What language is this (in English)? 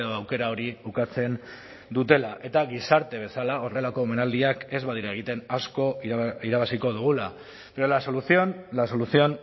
Basque